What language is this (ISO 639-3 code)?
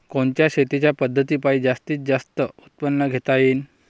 mar